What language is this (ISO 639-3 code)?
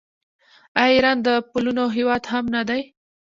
pus